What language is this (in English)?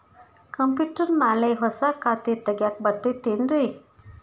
Kannada